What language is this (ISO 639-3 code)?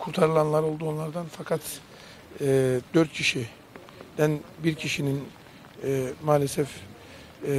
tur